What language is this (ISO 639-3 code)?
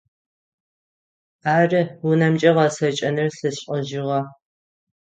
ady